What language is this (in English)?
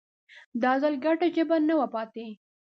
Pashto